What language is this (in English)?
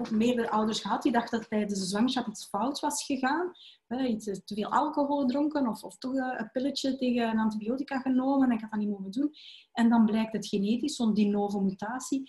Dutch